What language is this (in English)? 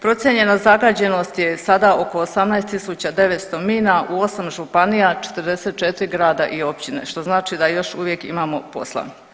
Croatian